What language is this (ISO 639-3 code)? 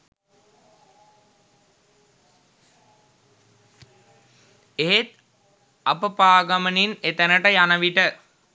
sin